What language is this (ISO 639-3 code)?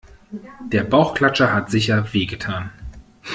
deu